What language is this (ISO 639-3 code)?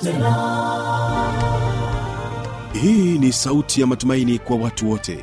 swa